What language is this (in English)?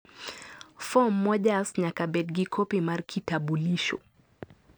Luo (Kenya and Tanzania)